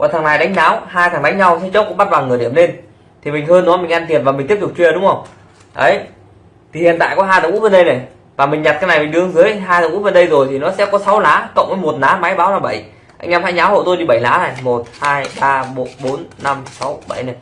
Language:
Vietnamese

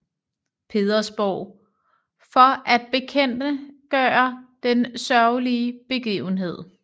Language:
Danish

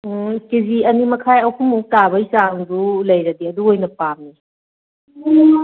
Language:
Manipuri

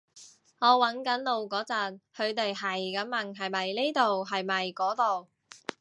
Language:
Cantonese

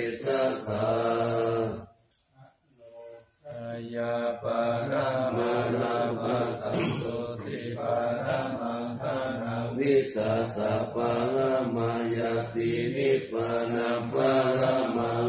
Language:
Thai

